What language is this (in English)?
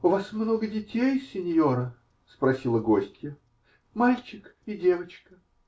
Russian